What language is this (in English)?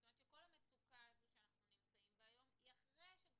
Hebrew